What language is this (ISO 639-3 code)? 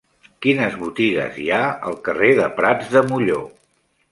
cat